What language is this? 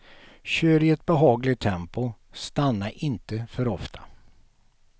Swedish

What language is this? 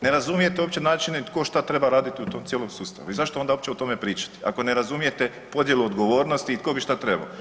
Croatian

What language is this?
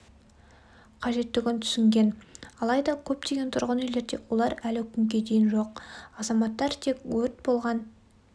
Kazakh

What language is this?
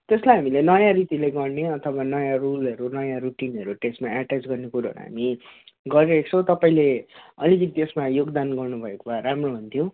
Nepali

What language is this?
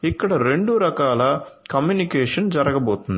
Telugu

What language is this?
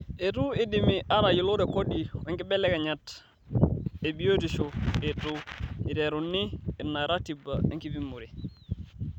Masai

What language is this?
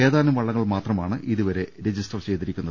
Malayalam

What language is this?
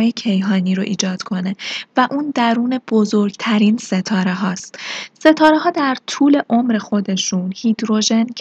Persian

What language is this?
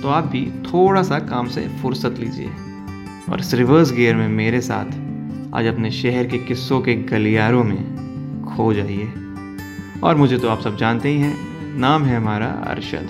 Hindi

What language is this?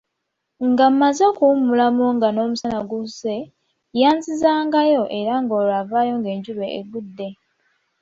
Ganda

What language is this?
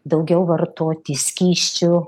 Lithuanian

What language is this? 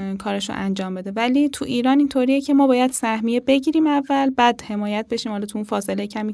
Persian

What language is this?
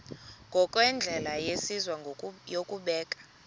Xhosa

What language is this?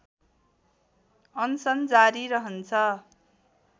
Nepali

